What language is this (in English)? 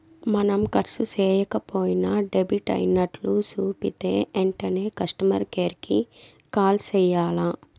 Telugu